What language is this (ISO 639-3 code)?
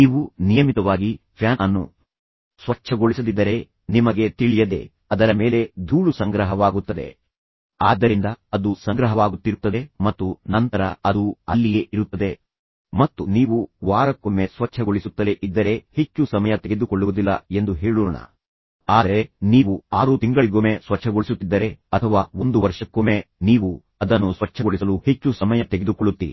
kan